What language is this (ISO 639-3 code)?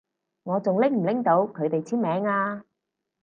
yue